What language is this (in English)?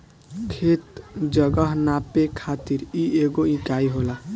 Bhojpuri